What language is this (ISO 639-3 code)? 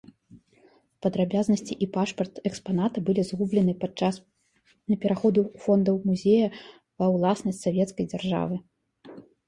bel